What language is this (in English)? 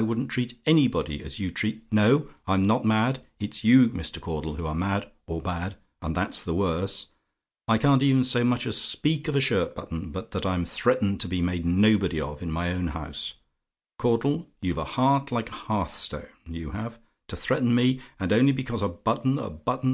English